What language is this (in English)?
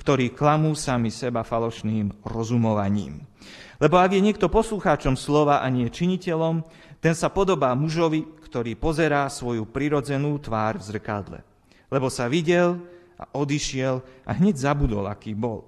Slovak